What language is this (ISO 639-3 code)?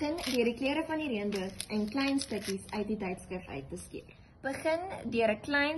nld